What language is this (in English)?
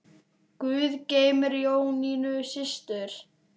Icelandic